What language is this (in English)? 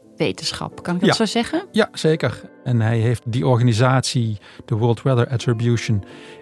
Dutch